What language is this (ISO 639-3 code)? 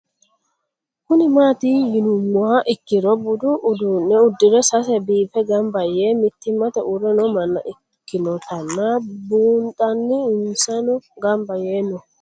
sid